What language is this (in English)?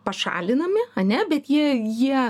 Lithuanian